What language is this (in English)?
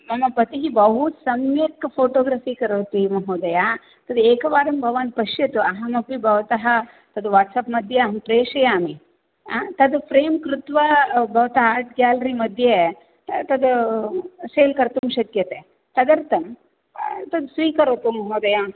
Sanskrit